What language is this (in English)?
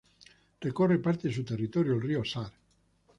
Spanish